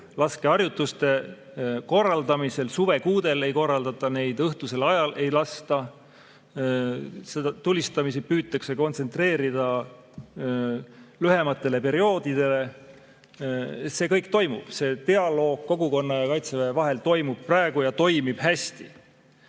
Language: Estonian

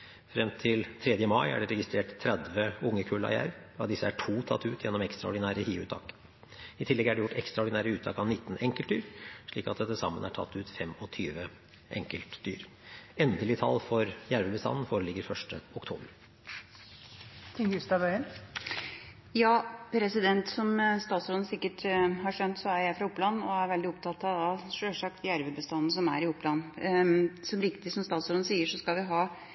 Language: Norwegian Bokmål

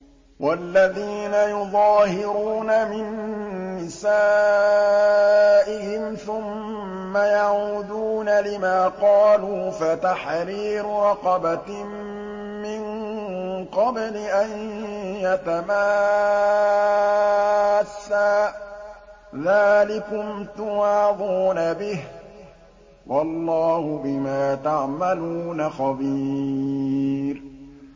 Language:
Arabic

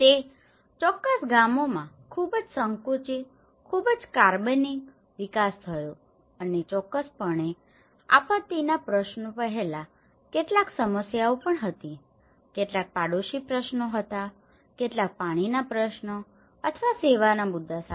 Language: Gujarati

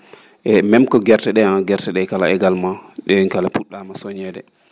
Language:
Fula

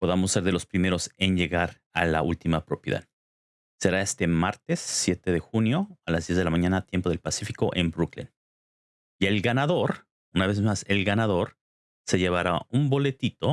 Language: Spanish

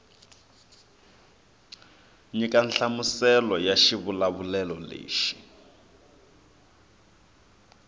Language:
Tsonga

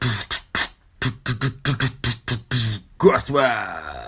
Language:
Russian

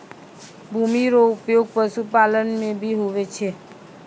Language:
Maithili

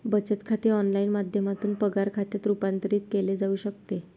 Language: Marathi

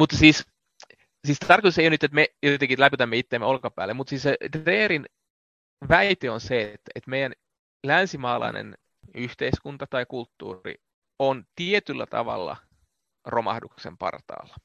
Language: Finnish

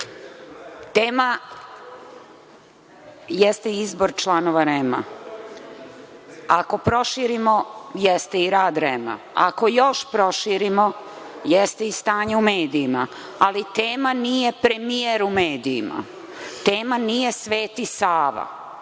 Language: Serbian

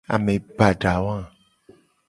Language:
Gen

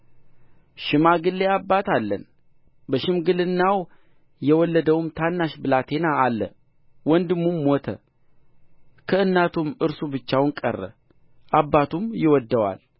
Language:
Amharic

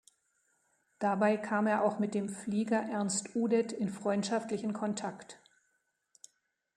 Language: German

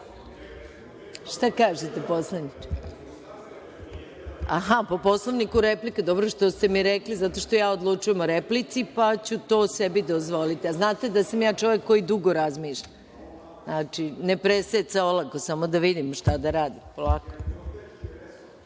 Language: Serbian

